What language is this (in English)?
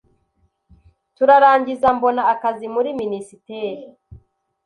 Kinyarwanda